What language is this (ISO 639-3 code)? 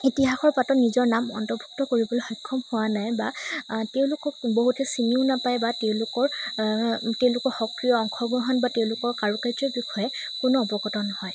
asm